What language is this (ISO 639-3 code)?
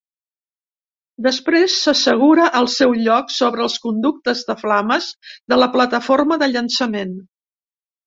cat